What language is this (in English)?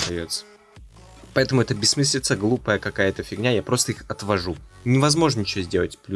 Russian